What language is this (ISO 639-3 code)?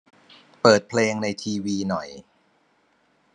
tha